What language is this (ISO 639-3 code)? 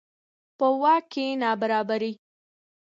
pus